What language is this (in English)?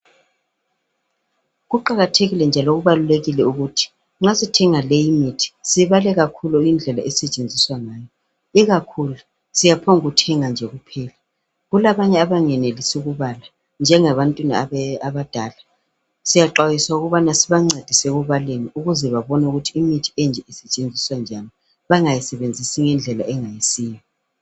North Ndebele